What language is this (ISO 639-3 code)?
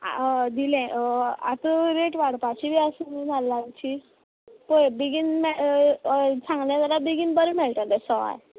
kok